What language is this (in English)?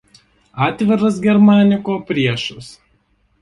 Lithuanian